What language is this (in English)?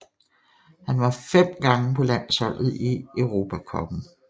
Danish